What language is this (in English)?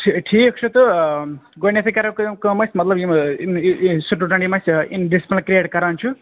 Kashmiri